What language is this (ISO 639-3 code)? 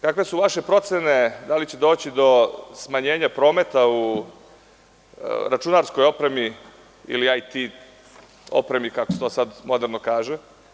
srp